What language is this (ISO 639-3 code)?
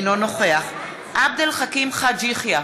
heb